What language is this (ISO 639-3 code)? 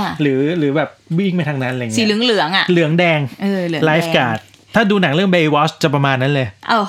tha